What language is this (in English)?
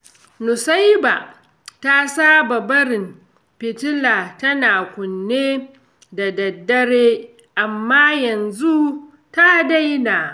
Hausa